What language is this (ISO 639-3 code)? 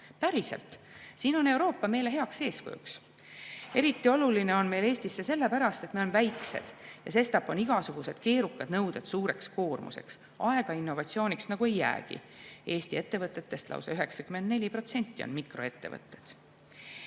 est